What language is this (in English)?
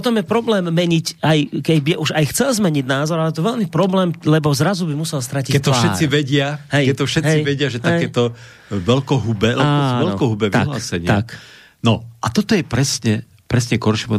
Slovak